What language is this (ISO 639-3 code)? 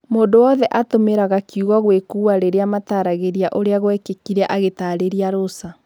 kik